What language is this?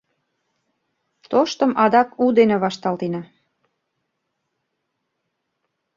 Mari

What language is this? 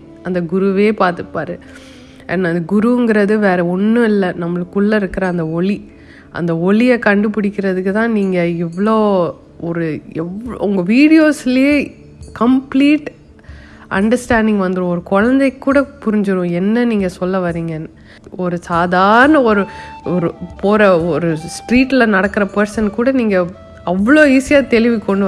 Tamil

